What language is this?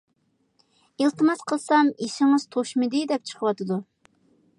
Uyghur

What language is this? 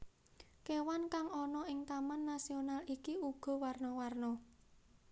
Javanese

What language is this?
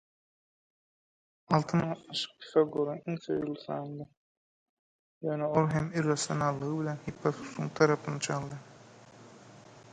Turkmen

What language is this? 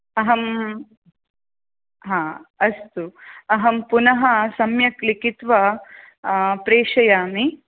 Sanskrit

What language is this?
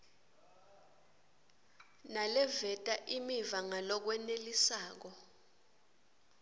Swati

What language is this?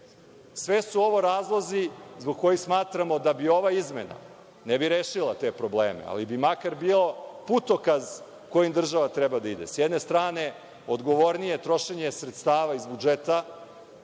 Serbian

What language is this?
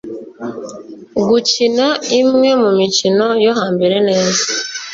Kinyarwanda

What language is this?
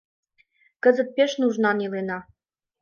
Mari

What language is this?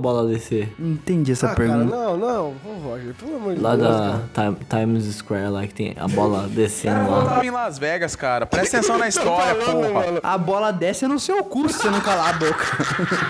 Portuguese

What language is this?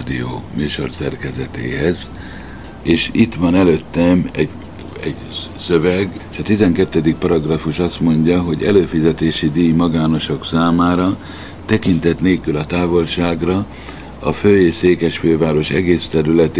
Hungarian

